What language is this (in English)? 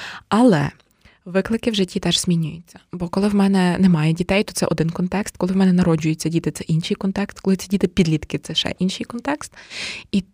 Ukrainian